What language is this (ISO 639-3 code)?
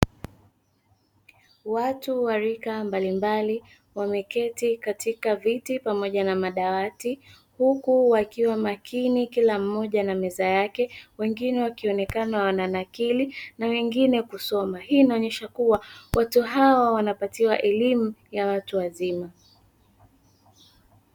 swa